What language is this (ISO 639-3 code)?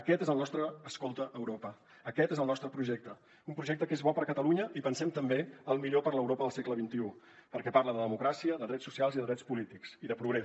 cat